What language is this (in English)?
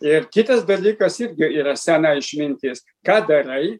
Lithuanian